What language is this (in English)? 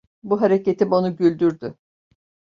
Turkish